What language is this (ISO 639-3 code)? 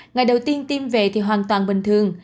vie